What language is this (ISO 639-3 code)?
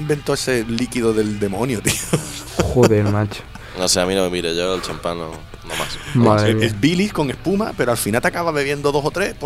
spa